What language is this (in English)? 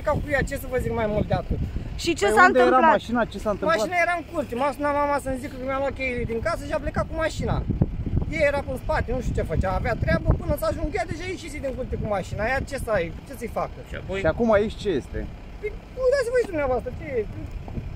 Romanian